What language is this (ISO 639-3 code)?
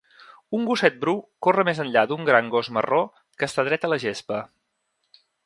cat